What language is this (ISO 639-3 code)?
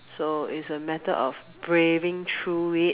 eng